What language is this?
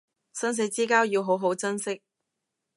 Cantonese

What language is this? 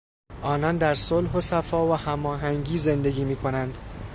Persian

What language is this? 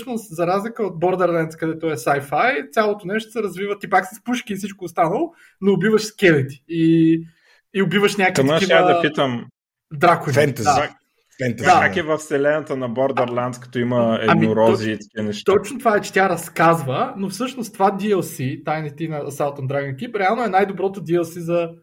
Bulgarian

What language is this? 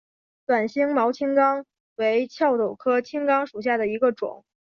Chinese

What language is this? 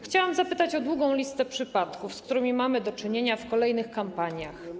Polish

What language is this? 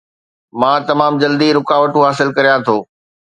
Sindhi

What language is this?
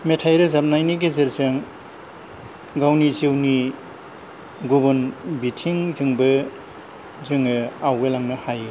Bodo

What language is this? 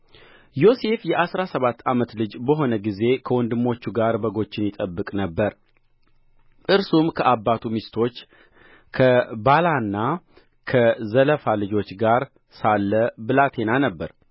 Amharic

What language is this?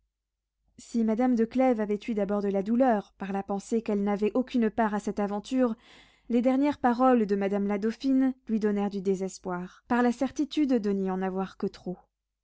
French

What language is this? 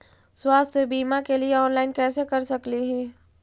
Magahi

